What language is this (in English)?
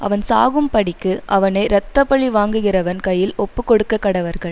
Tamil